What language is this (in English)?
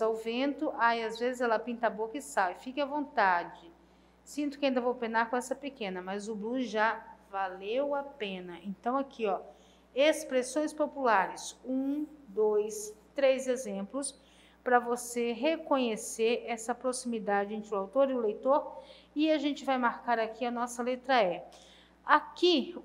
Portuguese